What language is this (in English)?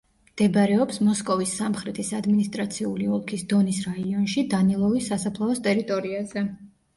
Georgian